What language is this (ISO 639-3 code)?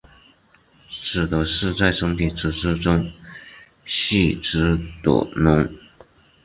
zho